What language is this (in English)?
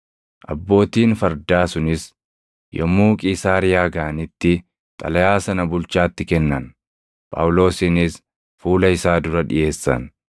Oromo